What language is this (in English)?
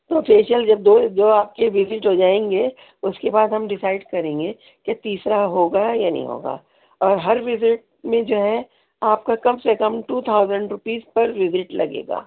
Urdu